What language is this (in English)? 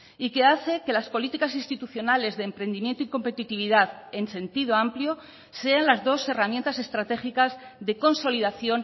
Spanish